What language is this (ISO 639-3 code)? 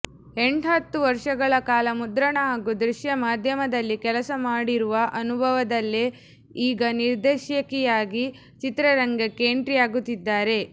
kan